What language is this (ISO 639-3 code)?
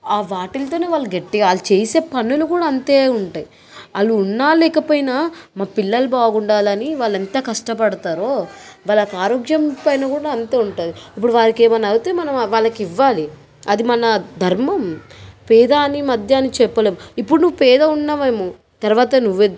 tel